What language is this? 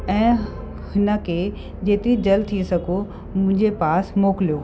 Sindhi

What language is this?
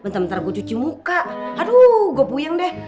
Indonesian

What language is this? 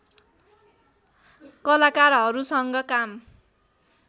Nepali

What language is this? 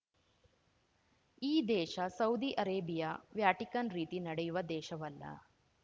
Kannada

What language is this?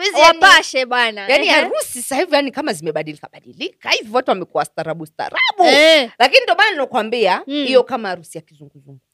Swahili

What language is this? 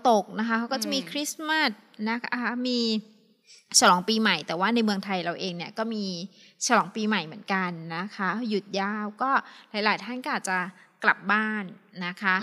Thai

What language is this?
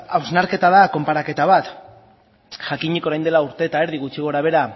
Basque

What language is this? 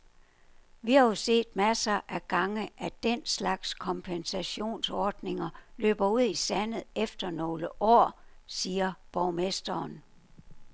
Danish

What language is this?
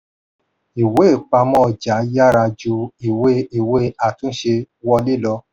Yoruba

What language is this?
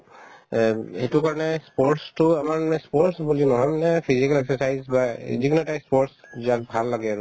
Assamese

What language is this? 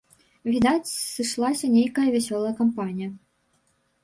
Belarusian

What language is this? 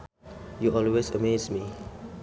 Sundanese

